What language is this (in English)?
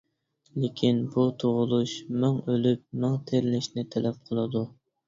Uyghur